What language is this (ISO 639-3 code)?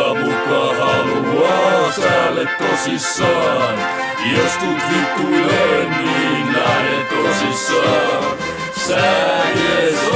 fin